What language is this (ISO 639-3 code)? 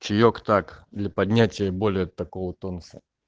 rus